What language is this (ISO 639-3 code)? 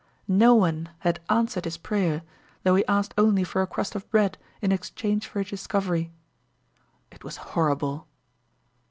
eng